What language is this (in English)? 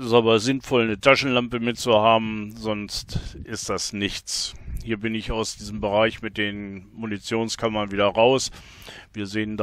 German